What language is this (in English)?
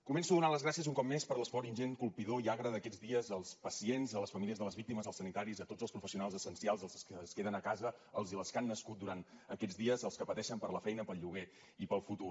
Catalan